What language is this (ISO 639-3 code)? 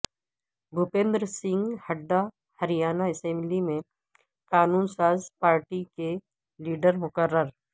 urd